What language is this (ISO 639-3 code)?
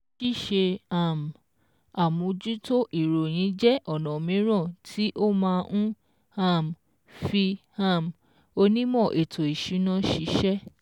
yor